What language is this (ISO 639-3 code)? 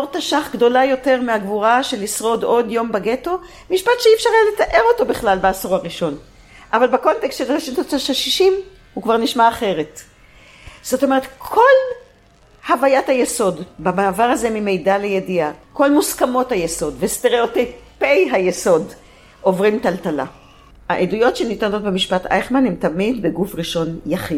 heb